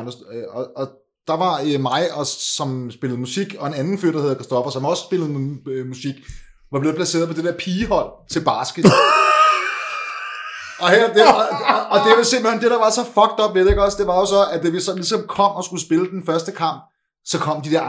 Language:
Danish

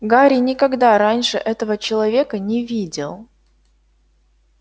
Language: Russian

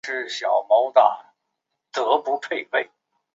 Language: Chinese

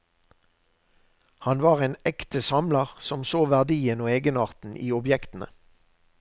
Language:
Norwegian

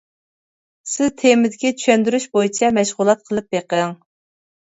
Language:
Uyghur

